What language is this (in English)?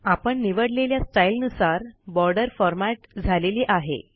Marathi